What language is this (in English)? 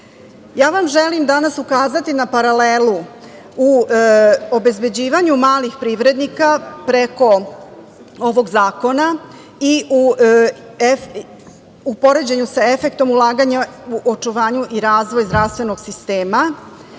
Serbian